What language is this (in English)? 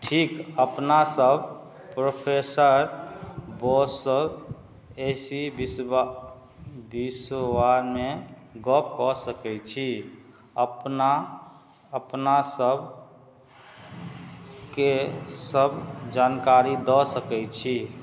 Maithili